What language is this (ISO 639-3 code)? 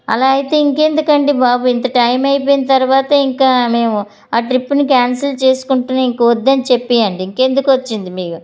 tel